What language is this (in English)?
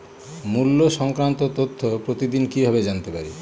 Bangla